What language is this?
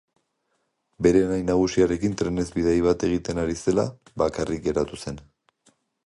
Basque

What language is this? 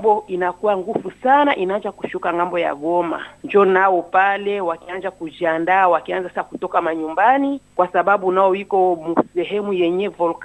Swahili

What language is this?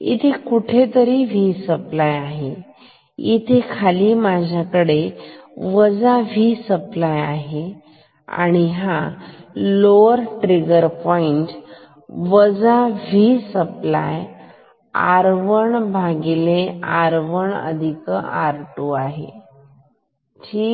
Marathi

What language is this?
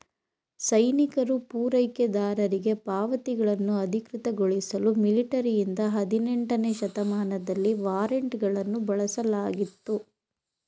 Kannada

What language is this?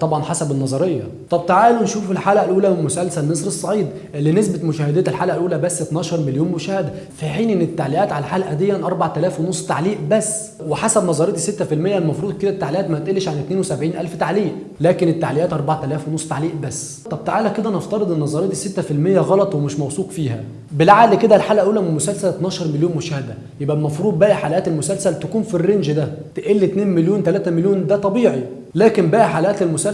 Arabic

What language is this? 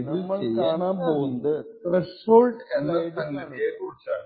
Malayalam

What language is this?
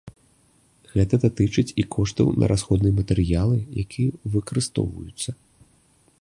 Belarusian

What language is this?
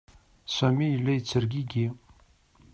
Kabyle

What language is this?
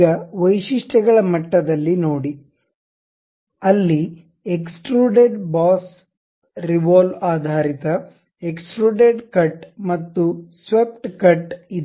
Kannada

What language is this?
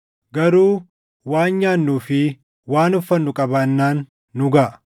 Oromo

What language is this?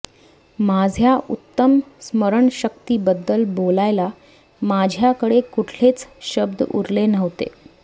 Marathi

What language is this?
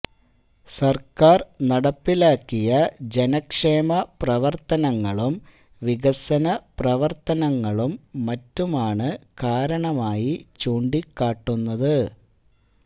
Malayalam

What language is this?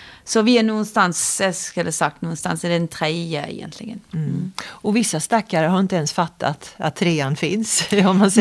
Swedish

